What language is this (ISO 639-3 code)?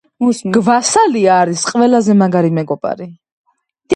kat